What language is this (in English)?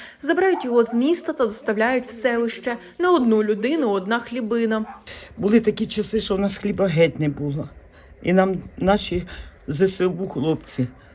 Ukrainian